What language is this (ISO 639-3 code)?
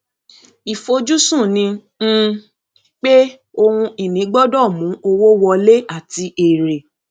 yor